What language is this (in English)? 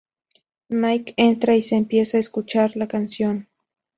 Spanish